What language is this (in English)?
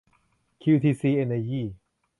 Thai